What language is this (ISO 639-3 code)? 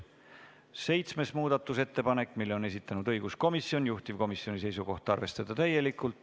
est